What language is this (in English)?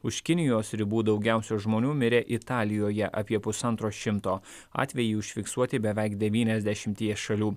Lithuanian